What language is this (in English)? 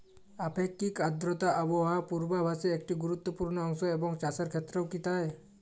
Bangla